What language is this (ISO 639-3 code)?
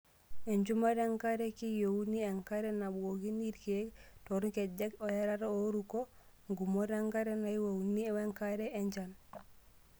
mas